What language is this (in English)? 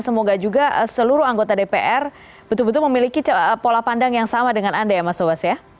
Indonesian